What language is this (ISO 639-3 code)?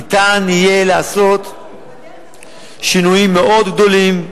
heb